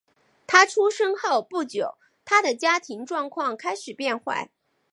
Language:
Chinese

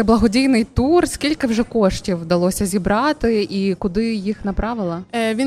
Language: Ukrainian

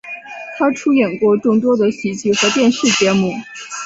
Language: Chinese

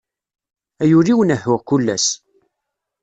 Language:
Kabyle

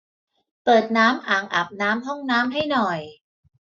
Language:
Thai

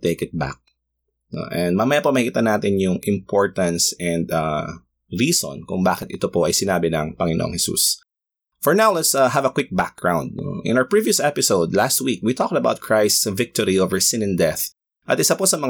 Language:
Filipino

